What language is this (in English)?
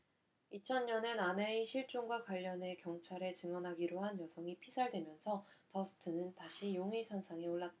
Korean